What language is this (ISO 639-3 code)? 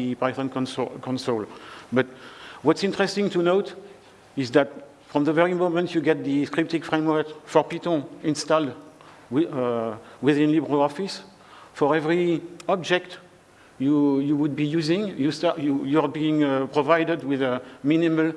eng